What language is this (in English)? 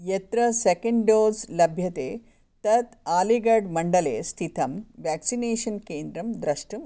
Sanskrit